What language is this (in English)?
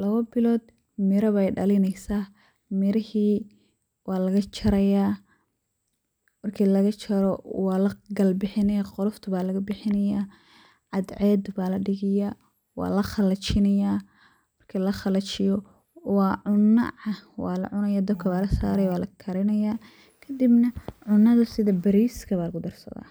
Somali